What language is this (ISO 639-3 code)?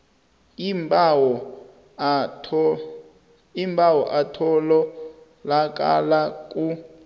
nbl